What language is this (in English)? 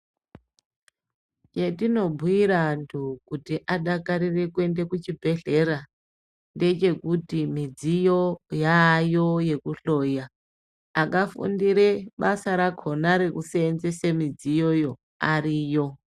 Ndau